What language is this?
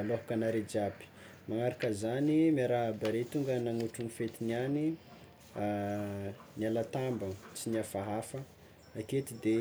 Tsimihety Malagasy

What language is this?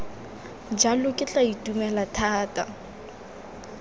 Tswana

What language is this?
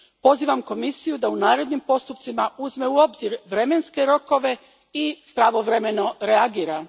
Croatian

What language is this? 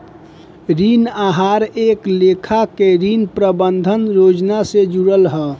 Bhojpuri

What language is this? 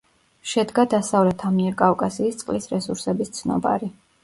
Georgian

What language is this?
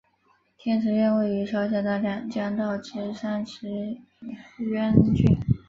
Chinese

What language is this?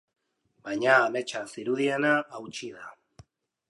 Basque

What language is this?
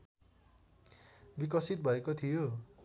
Nepali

